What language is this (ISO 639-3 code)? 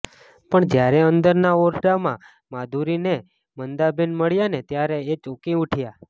guj